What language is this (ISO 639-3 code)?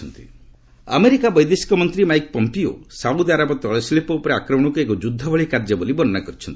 ori